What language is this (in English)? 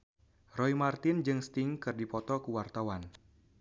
Sundanese